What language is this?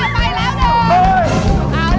Thai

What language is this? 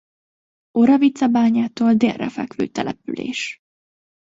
Hungarian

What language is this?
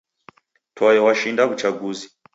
Taita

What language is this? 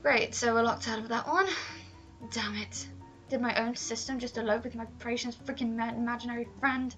English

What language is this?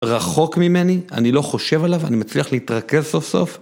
Hebrew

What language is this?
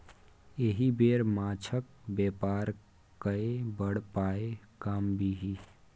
Maithili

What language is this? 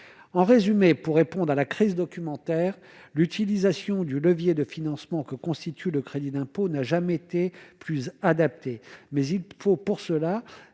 French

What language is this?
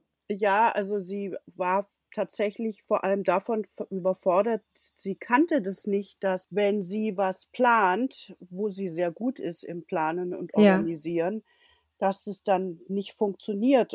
German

